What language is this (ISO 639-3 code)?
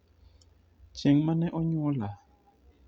luo